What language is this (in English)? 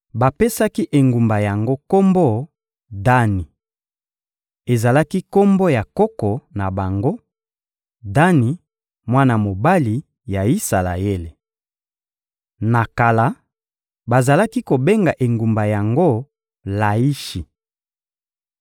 Lingala